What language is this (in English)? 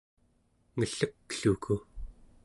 Central Yupik